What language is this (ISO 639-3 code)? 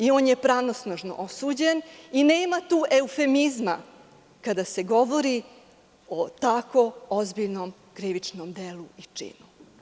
srp